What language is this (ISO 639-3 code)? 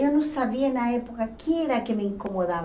por